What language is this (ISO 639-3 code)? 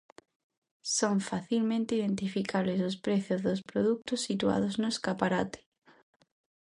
glg